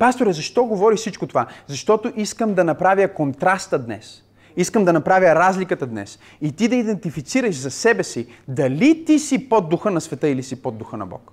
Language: Bulgarian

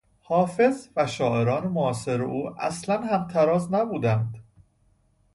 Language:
Persian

